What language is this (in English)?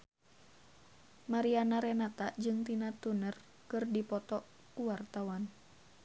Sundanese